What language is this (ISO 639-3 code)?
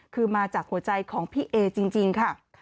tha